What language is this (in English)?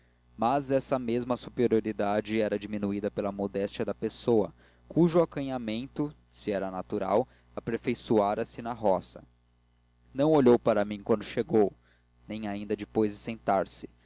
Portuguese